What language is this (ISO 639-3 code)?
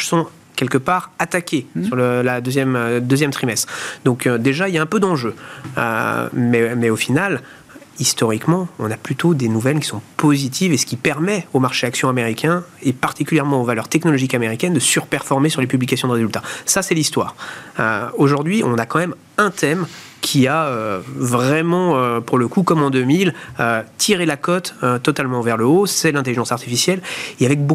fra